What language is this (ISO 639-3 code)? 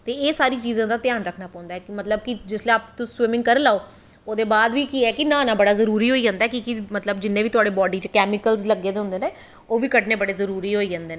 doi